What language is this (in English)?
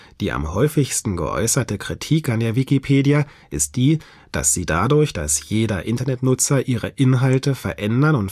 German